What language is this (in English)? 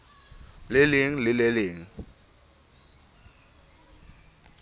Southern Sotho